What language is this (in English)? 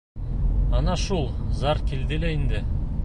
Bashkir